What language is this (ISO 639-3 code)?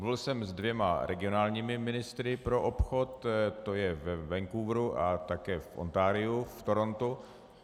ces